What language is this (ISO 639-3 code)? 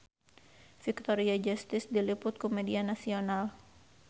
sun